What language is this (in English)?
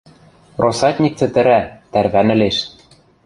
Western Mari